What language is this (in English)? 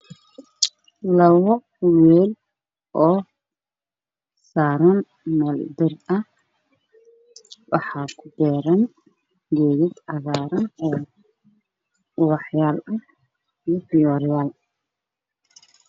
Somali